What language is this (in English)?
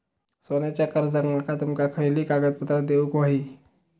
Marathi